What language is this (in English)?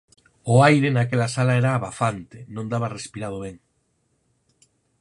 Galician